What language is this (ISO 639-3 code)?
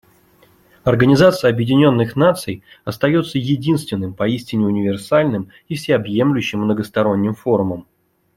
rus